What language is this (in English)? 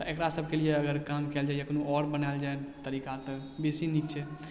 Maithili